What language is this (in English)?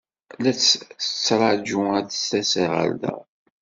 Kabyle